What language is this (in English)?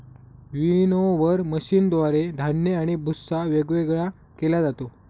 Marathi